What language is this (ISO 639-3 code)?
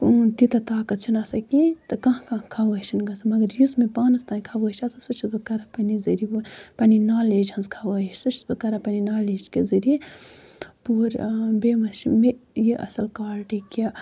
kas